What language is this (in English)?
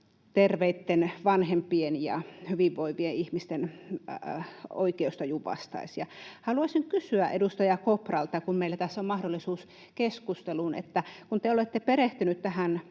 Finnish